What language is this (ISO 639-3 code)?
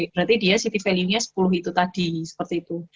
ind